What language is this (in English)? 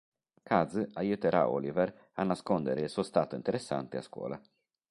Italian